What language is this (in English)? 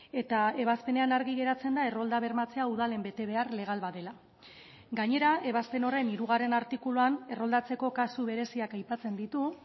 Basque